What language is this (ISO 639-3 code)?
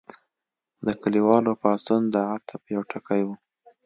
pus